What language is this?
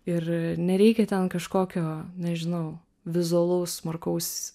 Lithuanian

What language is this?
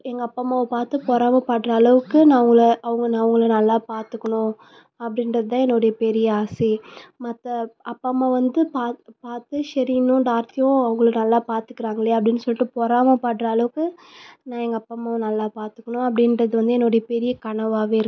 Tamil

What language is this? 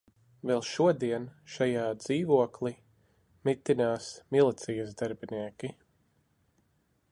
Latvian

